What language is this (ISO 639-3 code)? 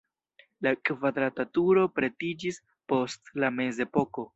epo